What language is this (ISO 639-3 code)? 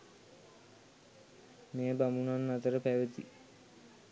sin